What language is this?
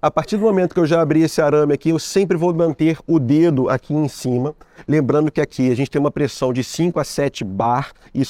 Portuguese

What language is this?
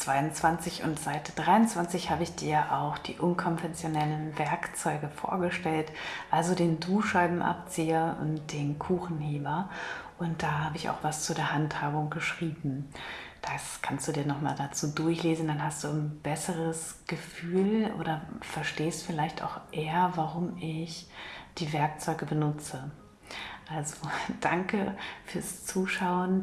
German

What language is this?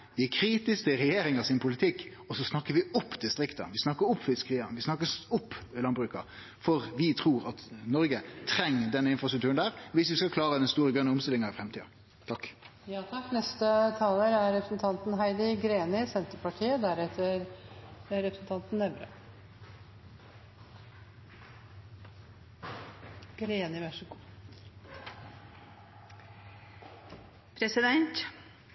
Norwegian Nynorsk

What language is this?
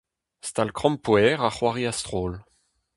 Breton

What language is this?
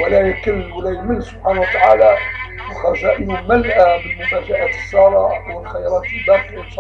Arabic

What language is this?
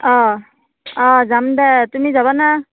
Assamese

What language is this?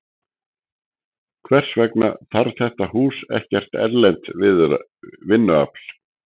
Icelandic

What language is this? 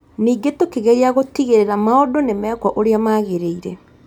Kikuyu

